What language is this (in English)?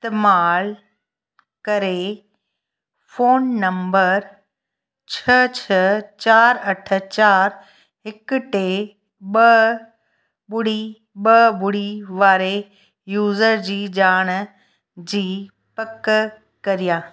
Sindhi